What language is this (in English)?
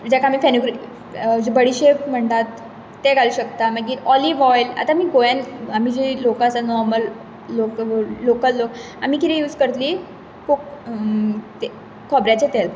Konkani